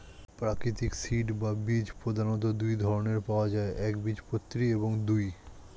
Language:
Bangla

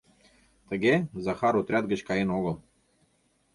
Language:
Mari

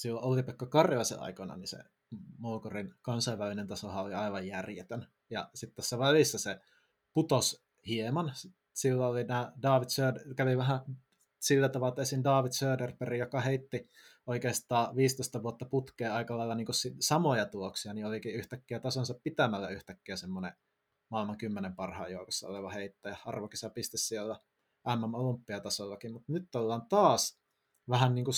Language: Finnish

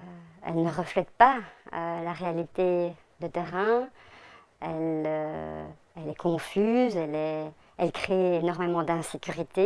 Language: French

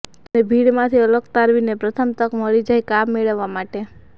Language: Gujarati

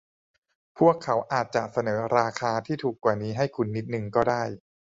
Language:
Thai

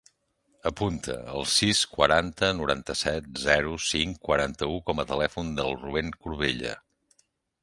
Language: Catalan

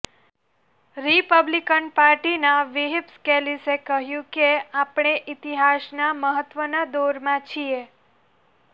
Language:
Gujarati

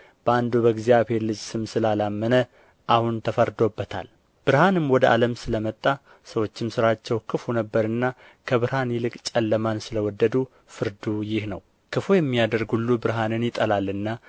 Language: Amharic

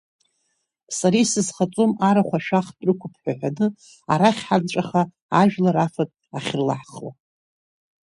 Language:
Abkhazian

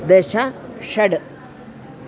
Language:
Sanskrit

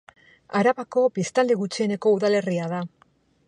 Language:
Basque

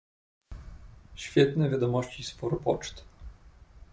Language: Polish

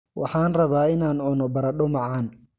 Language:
Somali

